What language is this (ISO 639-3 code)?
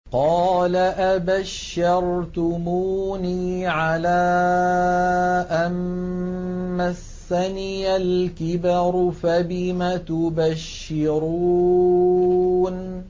ara